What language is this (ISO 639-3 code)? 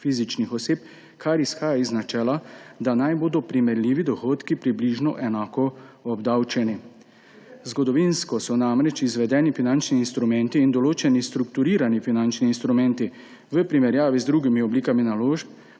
slv